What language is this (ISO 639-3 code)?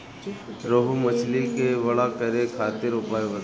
bho